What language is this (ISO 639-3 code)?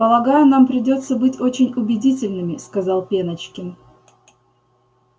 rus